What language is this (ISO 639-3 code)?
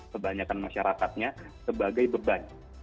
ind